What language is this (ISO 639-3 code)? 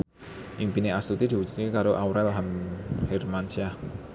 jav